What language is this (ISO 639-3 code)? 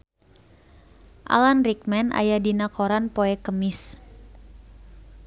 sun